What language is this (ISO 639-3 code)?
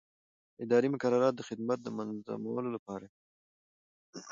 pus